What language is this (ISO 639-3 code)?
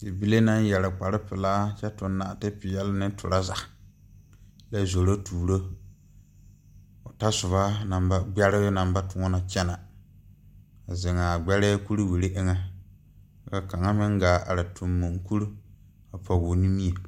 dga